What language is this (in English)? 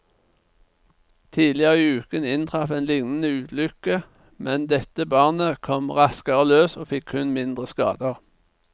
Norwegian